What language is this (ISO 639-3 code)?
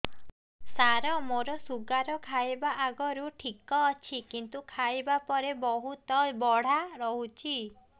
ori